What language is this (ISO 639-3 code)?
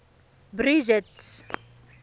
tsn